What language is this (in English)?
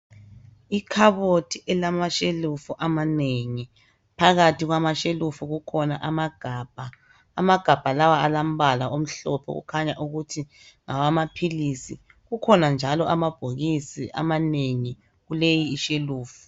North Ndebele